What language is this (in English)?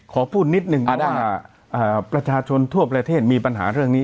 Thai